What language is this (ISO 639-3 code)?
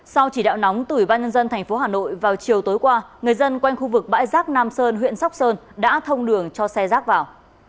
vie